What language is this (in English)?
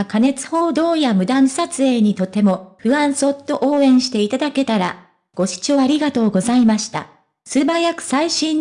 Japanese